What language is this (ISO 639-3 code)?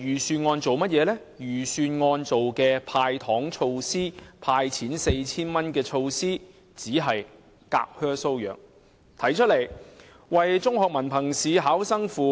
yue